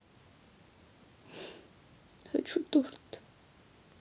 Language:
Russian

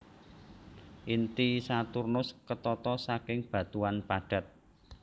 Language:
Javanese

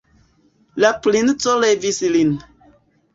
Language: Esperanto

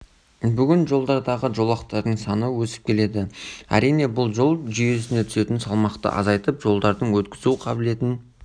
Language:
Kazakh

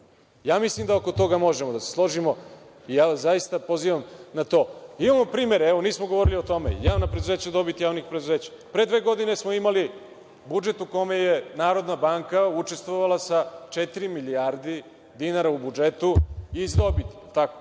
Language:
Serbian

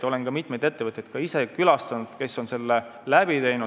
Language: Estonian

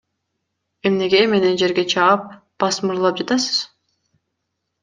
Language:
Kyrgyz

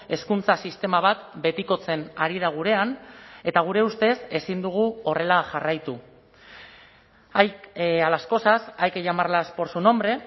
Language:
Basque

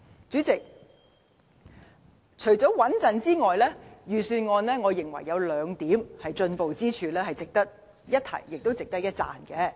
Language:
Cantonese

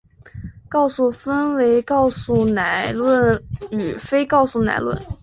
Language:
Chinese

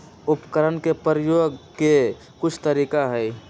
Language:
Magahi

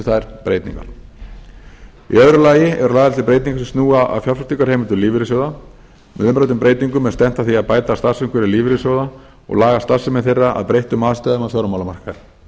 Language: Icelandic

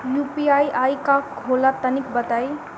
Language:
Bhojpuri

